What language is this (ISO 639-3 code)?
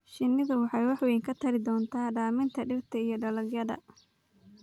som